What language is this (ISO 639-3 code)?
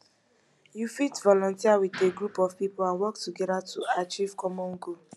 pcm